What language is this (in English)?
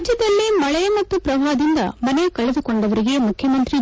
Kannada